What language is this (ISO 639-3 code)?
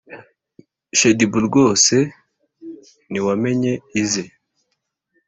kin